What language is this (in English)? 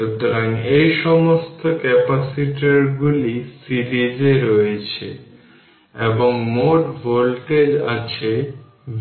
Bangla